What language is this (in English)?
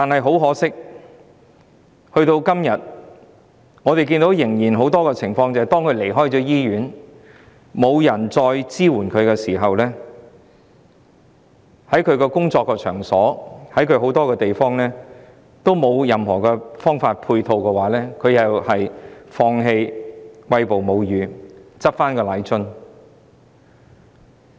Cantonese